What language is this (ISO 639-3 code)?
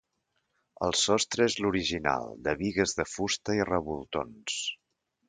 cat